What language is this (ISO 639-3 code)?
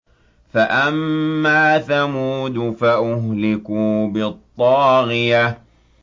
ara